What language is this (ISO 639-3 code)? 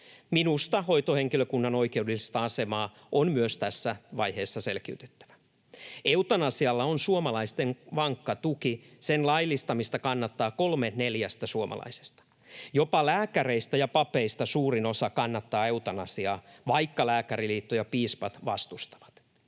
fin